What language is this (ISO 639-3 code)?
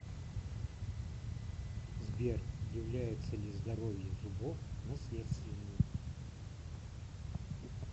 rus